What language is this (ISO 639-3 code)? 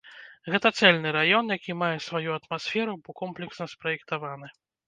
bel